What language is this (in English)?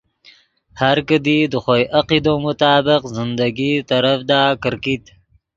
Yidgha